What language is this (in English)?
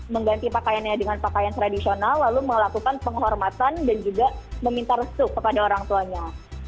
Indonesian